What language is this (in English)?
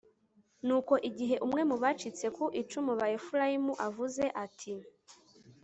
Kinyarwanda